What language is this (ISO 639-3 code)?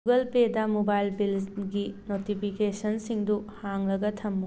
mni